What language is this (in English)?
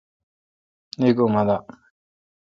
Kalkoti